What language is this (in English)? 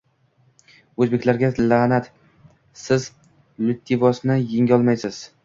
Uzbek